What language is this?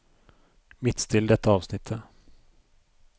Norwegian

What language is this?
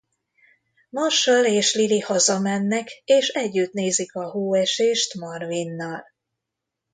Hungarian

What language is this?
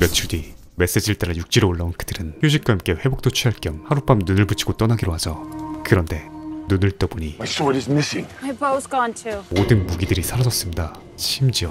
Korean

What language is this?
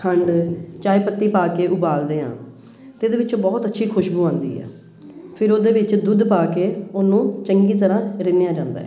Punjabi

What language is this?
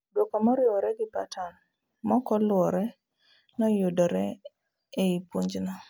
Luo (Kenya and Tanzania)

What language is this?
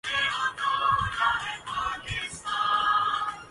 Urdu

